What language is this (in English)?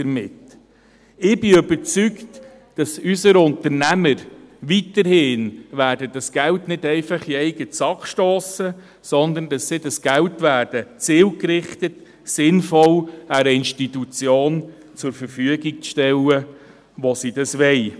Swiss German